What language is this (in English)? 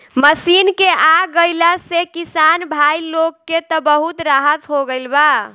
Bhojpuri